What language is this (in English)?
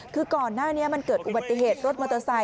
Thai